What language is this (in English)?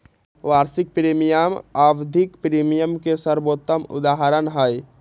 Magahi